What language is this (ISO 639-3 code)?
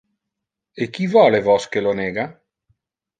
ina